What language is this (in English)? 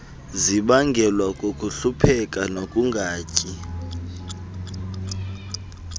Xhosa